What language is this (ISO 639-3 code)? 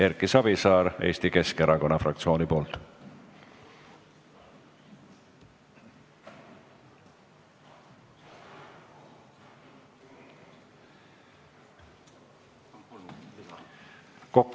est